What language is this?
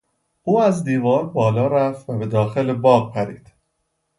Persian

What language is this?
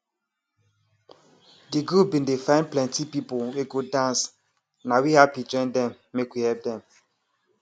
Nigerian Pidgin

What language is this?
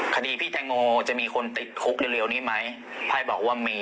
Thai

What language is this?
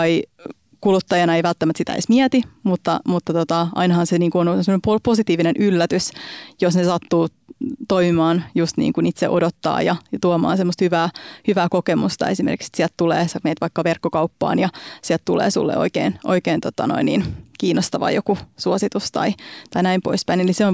Finnish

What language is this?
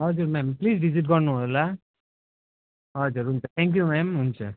Nepali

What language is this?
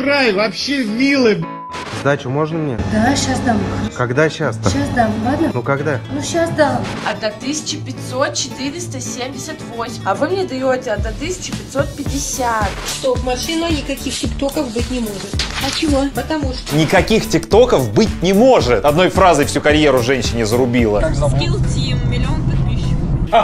Russian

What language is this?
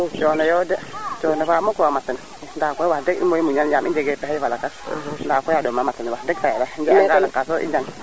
Serer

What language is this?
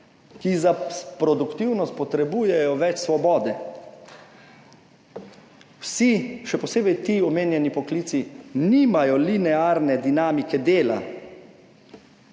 Slovenian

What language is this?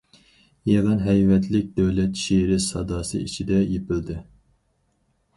Uyghur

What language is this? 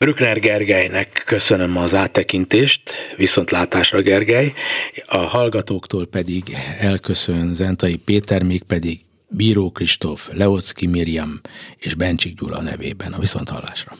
Hungarian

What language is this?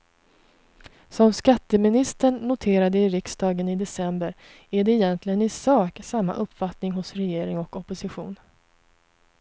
Swedish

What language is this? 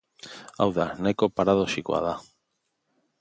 Basque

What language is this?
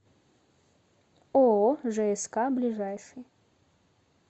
Russian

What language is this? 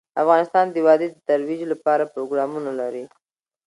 Pashto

